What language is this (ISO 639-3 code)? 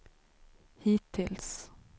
swe